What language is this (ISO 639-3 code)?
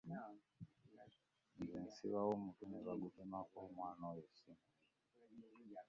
lug